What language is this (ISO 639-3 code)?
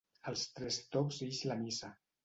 cat